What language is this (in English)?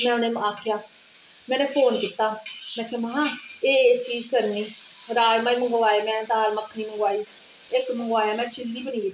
Dogri